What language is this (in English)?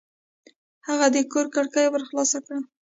Pashto